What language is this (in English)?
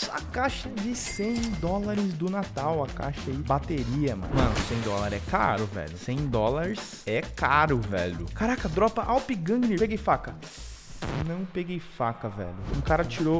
Portuguese